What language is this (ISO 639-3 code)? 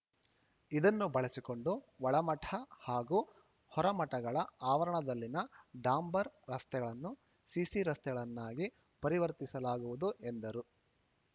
kan